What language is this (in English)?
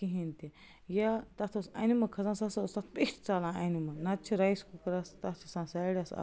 Kashmiri